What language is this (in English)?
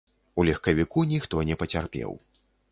Belarusian